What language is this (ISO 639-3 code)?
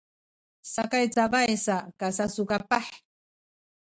szy